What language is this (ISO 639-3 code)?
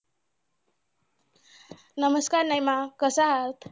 mar